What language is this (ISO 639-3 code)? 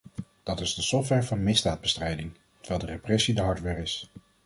nld